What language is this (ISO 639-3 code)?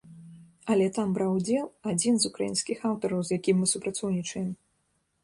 bel